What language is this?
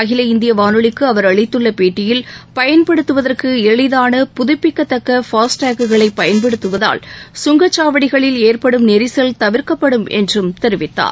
Tamil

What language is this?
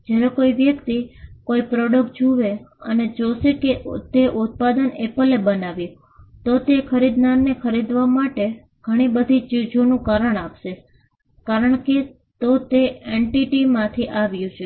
Gujarati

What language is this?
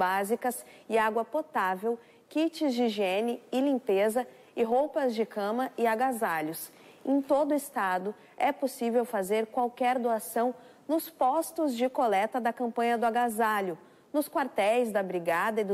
Portuguese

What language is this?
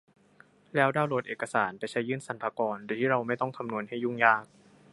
Thai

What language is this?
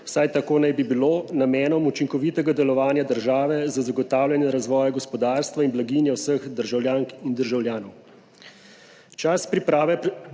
Slovenian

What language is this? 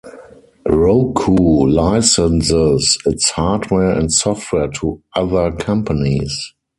English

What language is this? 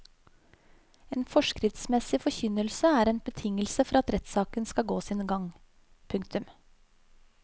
Norwegian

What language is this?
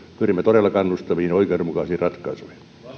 Finnish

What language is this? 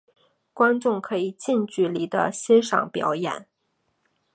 Chinese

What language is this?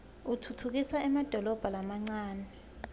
Swati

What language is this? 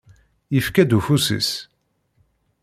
Kabyle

